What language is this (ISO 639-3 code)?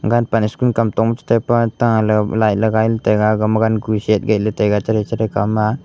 nnp